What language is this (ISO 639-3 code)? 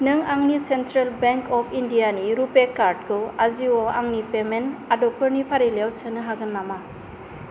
brx